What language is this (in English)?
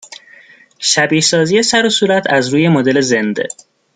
Persian